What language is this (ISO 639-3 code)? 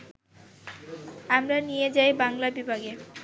ben